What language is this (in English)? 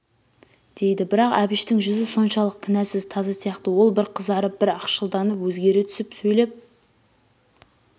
Kazakh